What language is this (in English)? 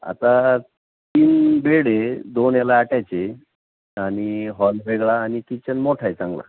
Marathi